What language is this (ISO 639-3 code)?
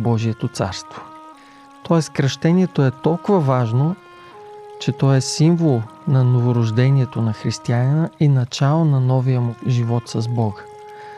bul